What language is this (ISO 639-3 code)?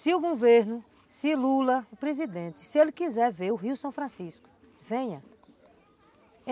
por